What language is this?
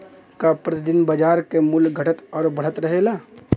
Bhojpuri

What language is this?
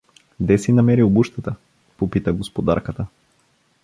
Bulgarian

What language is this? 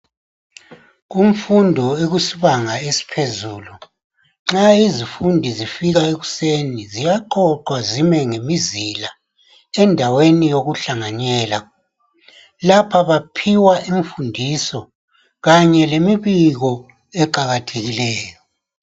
North Ndebele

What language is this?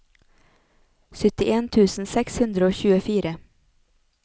Norwegian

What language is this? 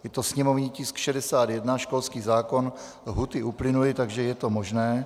Czech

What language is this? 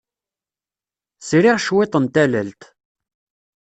Kabyle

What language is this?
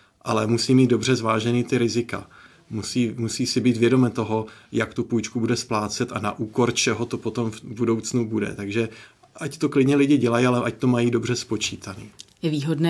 Czech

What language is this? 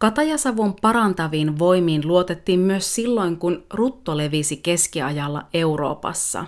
Finnish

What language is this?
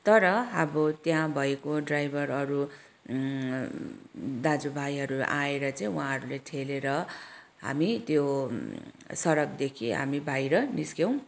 Nepali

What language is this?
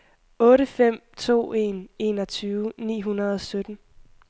Danish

